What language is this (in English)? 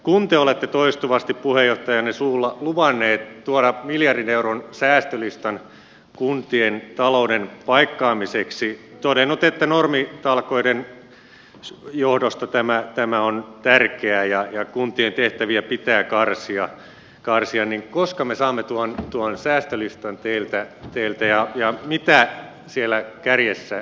Finnish